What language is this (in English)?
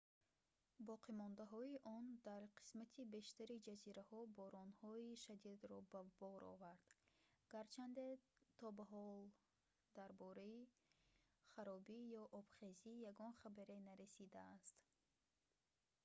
Tajik